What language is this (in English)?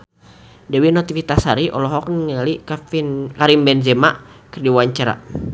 Sundanese